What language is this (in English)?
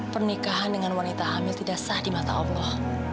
Indonesian